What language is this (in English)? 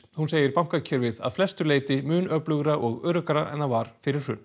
Icelandic